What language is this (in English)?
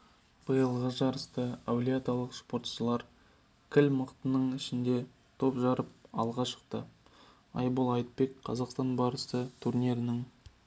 Kazakh